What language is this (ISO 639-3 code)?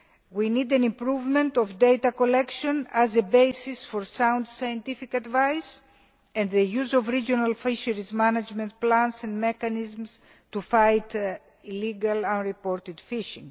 eng